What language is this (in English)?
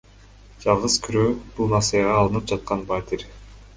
Kyrgyz